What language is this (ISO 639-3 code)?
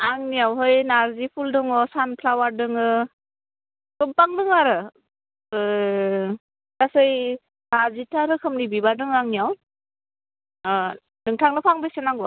brx